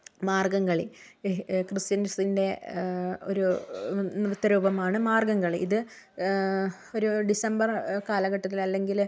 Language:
Malayalam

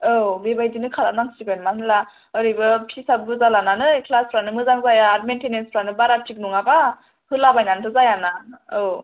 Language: Bodo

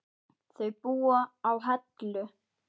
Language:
Icelandic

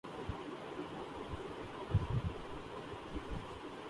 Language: Urdu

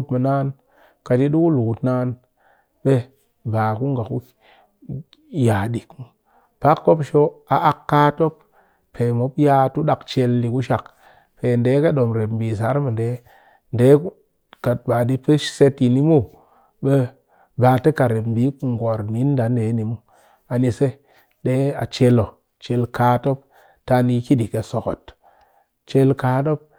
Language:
Cakfem-Mushere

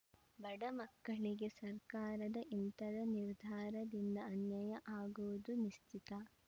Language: Kannada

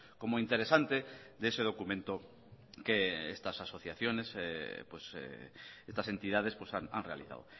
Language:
Spanish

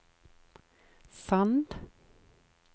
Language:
Norwegian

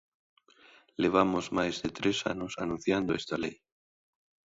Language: Galician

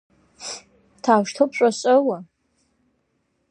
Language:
Russian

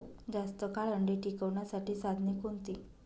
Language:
Marathi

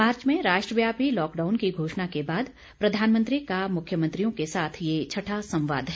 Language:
Hindi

